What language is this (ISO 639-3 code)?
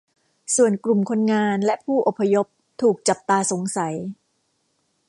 tha